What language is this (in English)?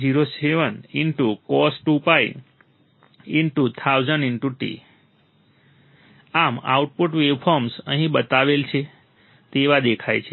Gujarati